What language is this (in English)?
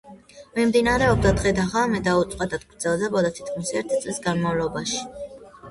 Georgian